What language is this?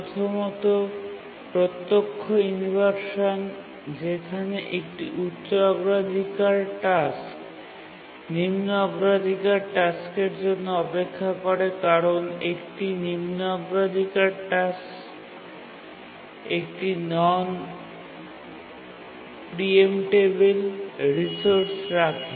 Bangla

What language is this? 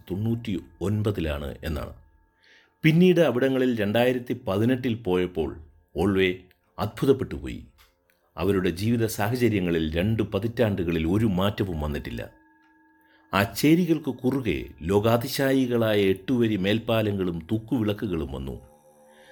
Malayalam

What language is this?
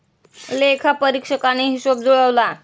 Marathi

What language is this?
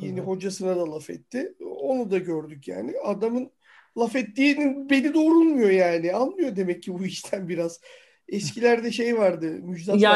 Turkish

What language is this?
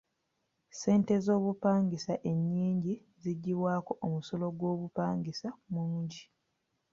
Ganda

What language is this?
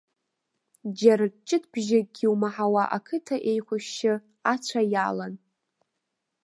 Abkhazian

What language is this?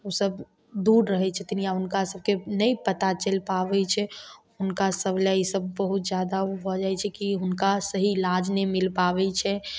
Maithili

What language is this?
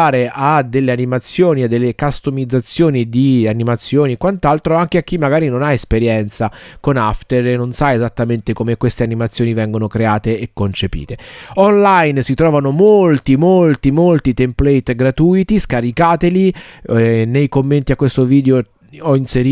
Italian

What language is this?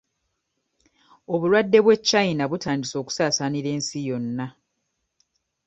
Ganda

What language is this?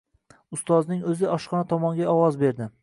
Uzbek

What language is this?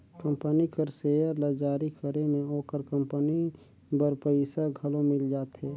Chhattisgarhi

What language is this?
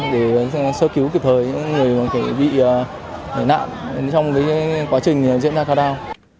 Vietnamese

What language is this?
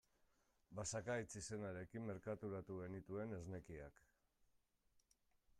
Basque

